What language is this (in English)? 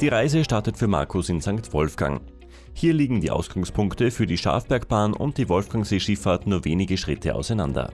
German